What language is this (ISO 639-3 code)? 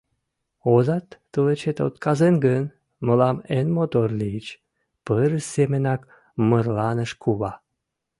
chm